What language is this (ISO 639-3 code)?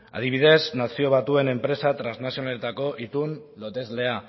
eus